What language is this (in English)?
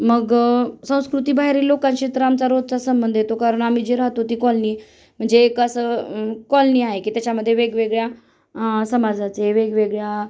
Marathi